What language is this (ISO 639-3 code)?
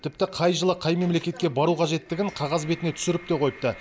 kaz